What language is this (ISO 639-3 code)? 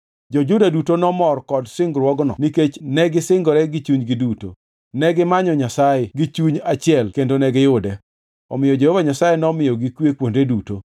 luo